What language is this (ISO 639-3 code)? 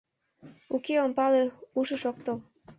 chm